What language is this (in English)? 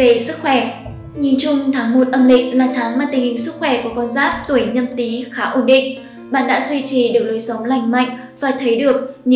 Vietnamese